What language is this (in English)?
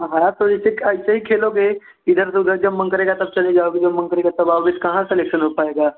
Hindi